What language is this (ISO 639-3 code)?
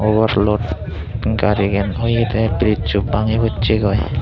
ccp